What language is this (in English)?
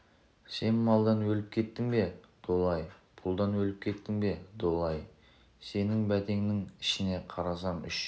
Kazakh